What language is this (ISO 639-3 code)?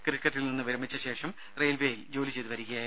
mal